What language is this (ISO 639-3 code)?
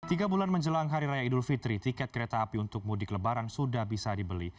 ind